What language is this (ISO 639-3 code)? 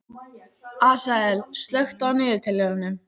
isl